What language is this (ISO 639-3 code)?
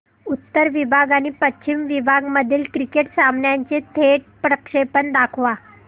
mar